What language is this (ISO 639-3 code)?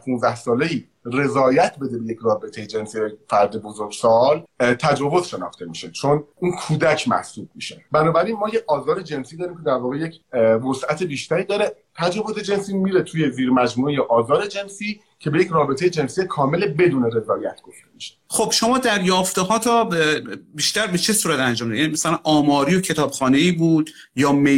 fas